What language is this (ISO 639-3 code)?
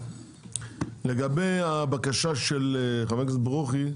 heb